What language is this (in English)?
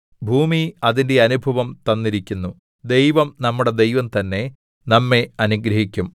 Malayalam